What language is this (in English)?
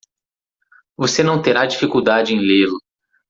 Portuguese